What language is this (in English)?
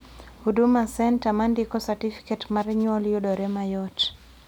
Luo (Kenya and Tanzania)